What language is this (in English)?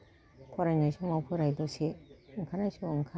Bodo